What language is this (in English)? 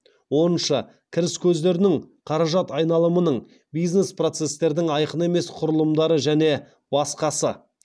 Kazakh